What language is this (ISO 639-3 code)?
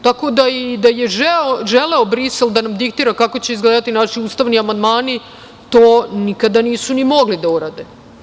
srp